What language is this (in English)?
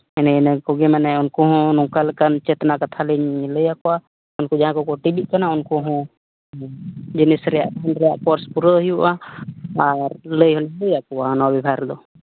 Santali